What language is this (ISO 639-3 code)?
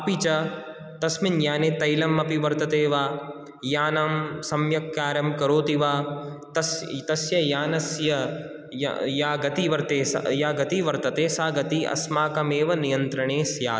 san